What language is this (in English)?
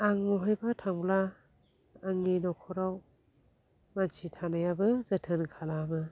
Bodo